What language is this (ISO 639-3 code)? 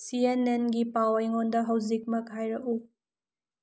mni